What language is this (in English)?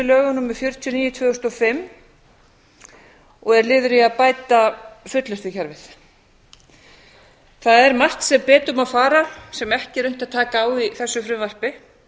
Icelandic